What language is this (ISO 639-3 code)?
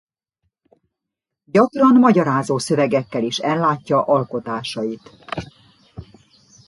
hun